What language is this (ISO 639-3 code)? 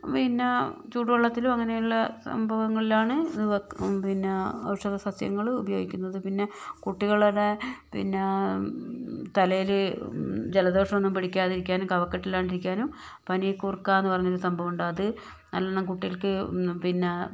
mal